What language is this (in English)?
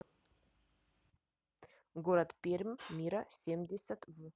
Russian